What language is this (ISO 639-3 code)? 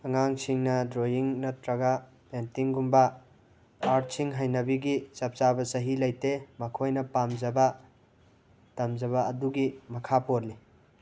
mni